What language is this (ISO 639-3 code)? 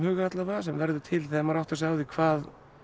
isl